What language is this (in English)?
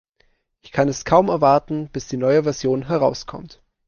German